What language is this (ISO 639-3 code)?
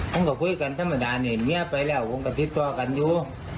tha